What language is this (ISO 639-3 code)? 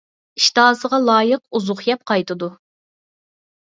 uig